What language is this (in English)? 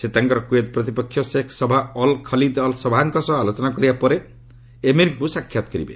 Odia